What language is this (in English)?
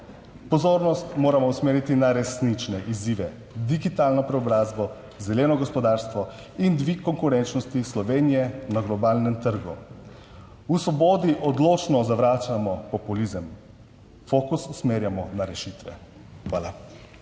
Slovenian